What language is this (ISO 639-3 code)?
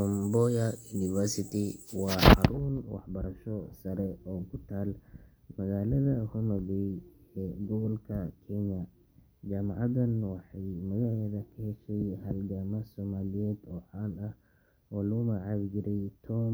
som